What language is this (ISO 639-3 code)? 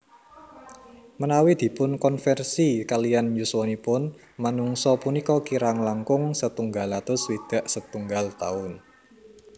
jav